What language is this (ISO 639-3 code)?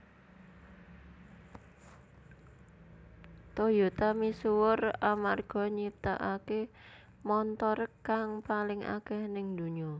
jav